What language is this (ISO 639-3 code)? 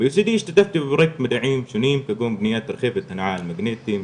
heb